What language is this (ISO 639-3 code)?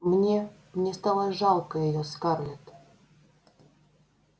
rus